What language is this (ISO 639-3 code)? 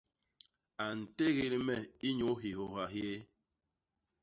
bas